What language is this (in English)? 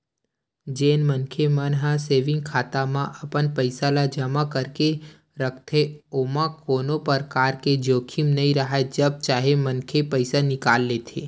Chhattisgarhi